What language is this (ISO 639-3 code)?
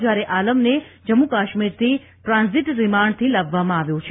guj